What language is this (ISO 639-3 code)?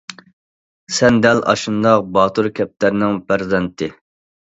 uig